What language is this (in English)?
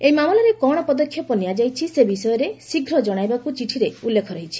Odia